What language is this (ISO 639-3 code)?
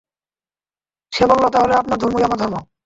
ben